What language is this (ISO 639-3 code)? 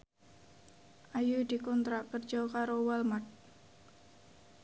jav